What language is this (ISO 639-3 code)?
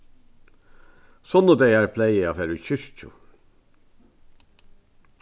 fao